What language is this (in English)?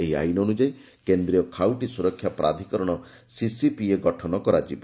Odia